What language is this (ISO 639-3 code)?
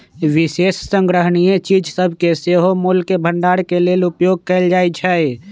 mag